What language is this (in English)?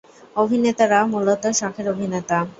Bangla